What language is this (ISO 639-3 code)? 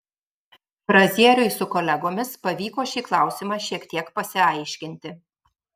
lit